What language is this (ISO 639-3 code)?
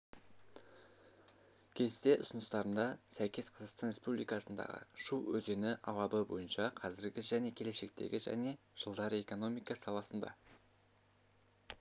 kaz